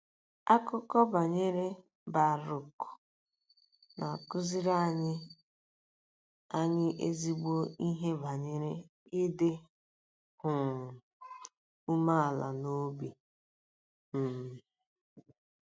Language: Igbo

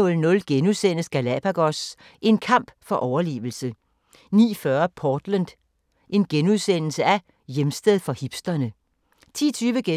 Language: Danish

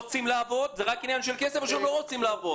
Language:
Hebrew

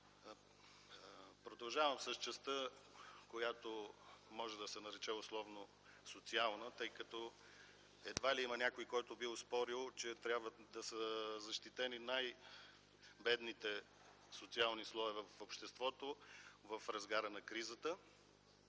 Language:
Bulgarian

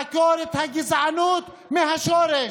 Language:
Hebrew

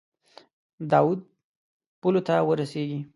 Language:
Pashto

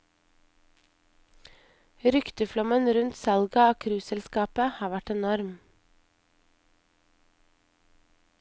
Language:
Norwegian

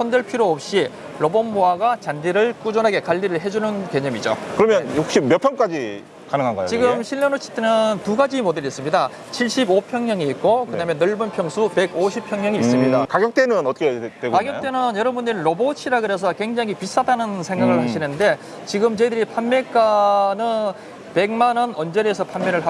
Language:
Korean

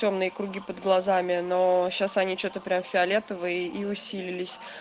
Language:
Russian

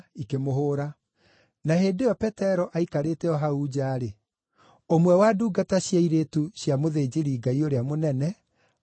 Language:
Kikuyu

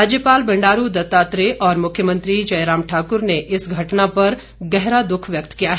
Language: Hindi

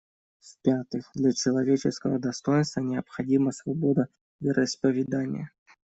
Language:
Russian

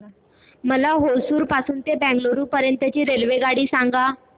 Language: Marathi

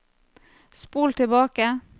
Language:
Norwegian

